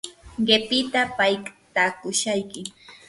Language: Yanahuanca Pasco Quechua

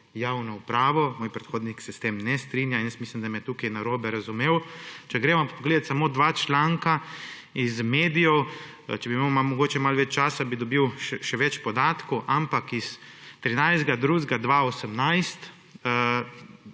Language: Slovenian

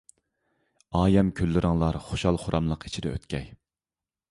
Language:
Uyghur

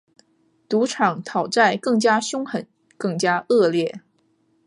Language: Chinese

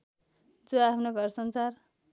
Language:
Nepali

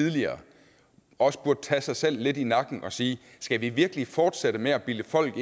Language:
Danish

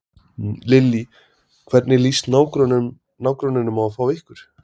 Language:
Icelandic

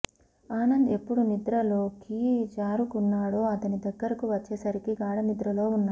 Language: Telugu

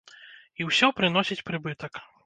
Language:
Belarusian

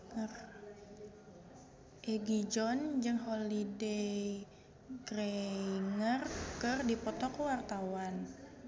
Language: Sundanese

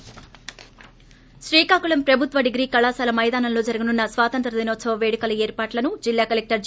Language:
Telugu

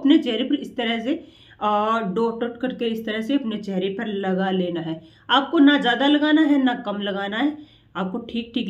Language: Hindi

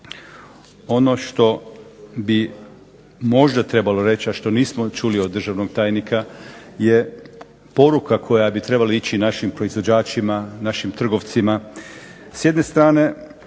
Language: Croatian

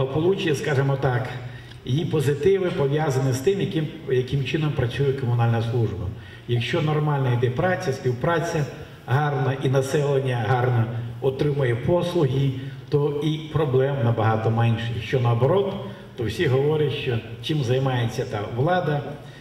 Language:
Ukrainian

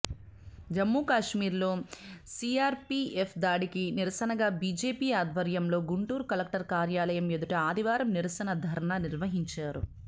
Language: Telugu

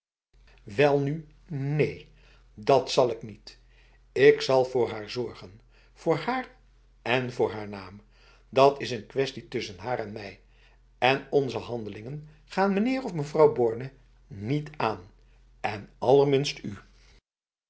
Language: Dutch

